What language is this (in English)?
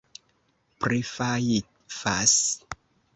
Esperanto